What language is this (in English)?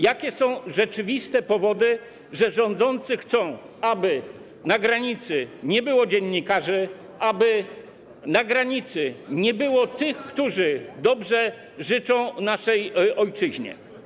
Polish